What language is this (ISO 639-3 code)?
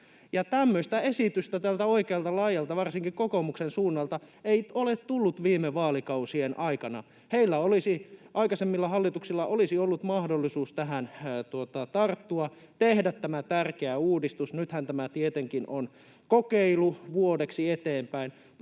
fin